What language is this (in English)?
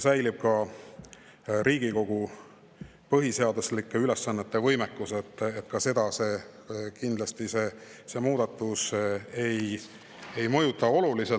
Estonian